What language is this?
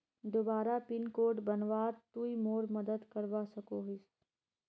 Magahi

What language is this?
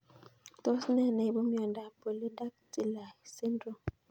Kalenjin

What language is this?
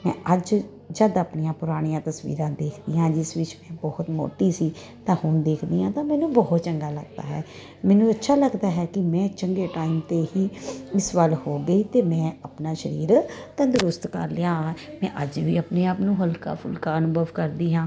Punjabi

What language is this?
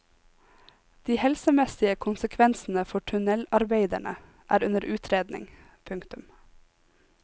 Norwegian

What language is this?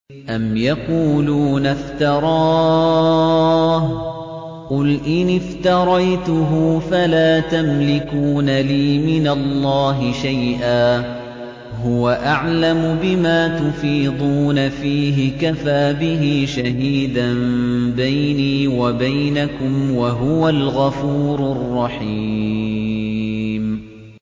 Arabic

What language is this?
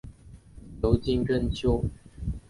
Chinese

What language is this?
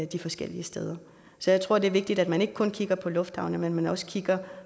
Danish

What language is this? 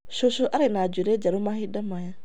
Kikuyu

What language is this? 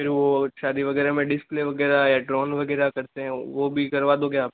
Hindi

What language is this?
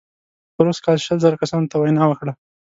Pashto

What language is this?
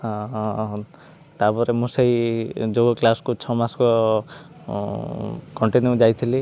Odia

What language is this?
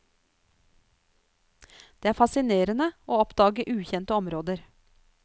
Norwegian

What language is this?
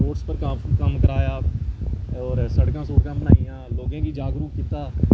Dogri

